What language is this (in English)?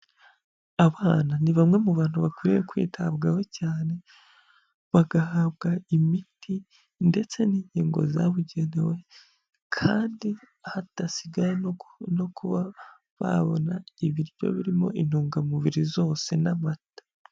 Kinyarwanda